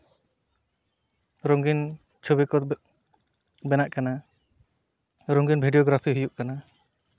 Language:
Santali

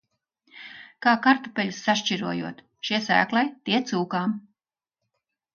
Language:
Latvian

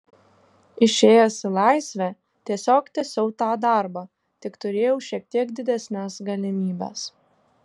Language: Lithuanian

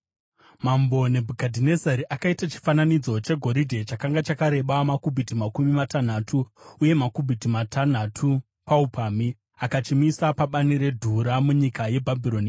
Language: Shona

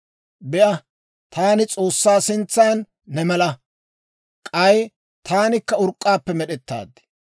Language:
Dawro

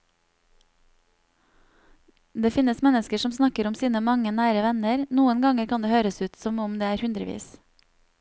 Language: Norwegian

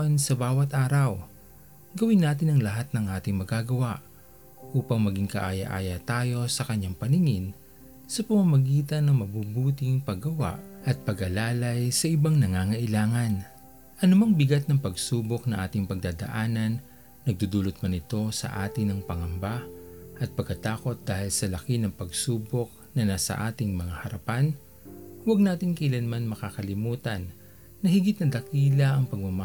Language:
Filipino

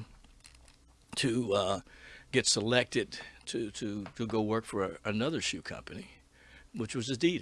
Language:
English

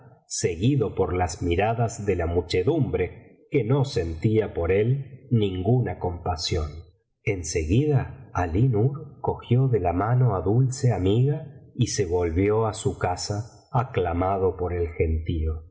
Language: Spanish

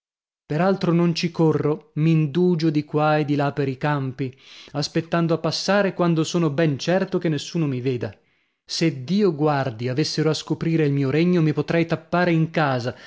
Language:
Italian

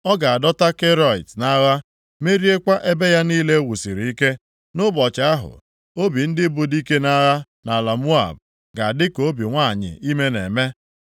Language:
Igbo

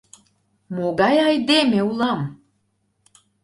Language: Mari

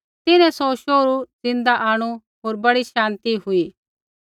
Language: Kullu Pahari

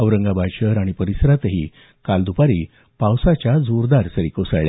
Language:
Marathi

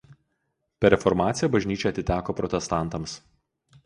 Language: Lithuanian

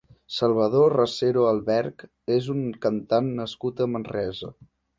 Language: Catalan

